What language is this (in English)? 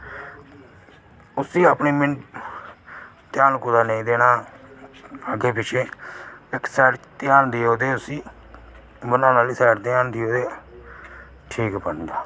Dogri